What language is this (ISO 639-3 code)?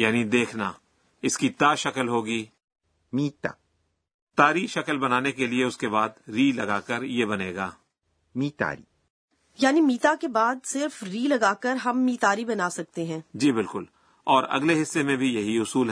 urd